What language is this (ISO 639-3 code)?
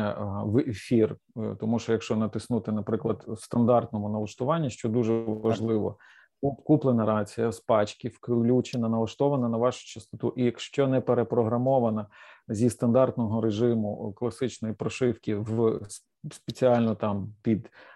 ukr